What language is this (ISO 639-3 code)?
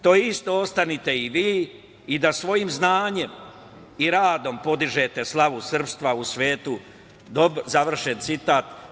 srp